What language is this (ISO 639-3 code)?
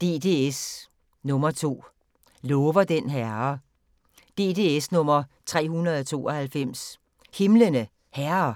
dan